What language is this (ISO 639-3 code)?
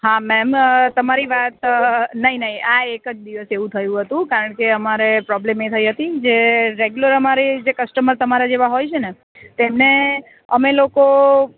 guj